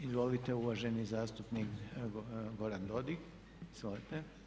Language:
Croatian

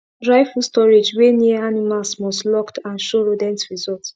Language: Nigerian Pidgin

